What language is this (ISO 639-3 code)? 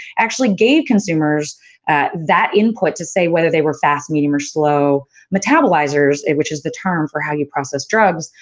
eng